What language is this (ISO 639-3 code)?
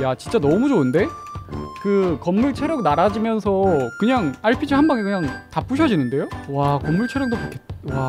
kor